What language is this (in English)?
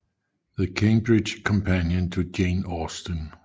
Danish